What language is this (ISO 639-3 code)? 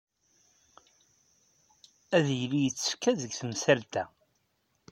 kab